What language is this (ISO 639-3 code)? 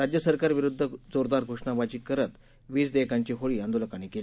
mar